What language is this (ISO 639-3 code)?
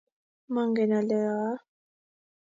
kln